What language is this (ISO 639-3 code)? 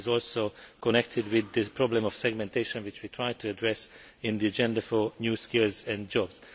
eng